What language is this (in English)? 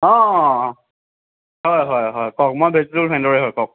Assamese